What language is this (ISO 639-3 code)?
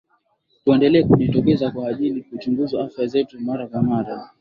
swa